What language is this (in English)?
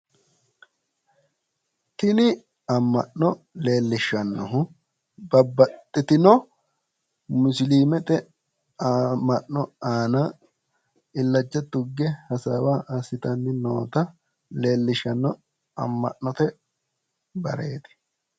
Sidamo